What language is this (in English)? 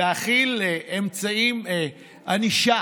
Hebrew